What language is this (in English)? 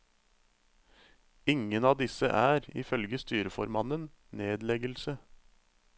Norwegian